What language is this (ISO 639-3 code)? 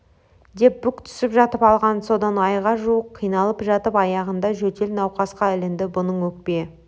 kaz